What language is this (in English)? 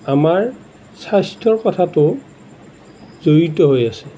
Assamese